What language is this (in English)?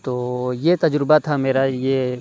Urdu